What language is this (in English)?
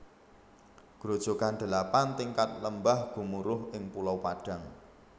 Javanese